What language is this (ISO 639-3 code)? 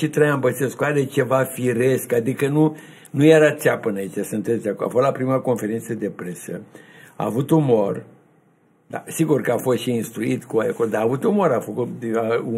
ron